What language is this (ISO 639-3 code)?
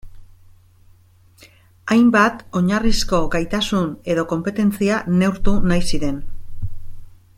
eus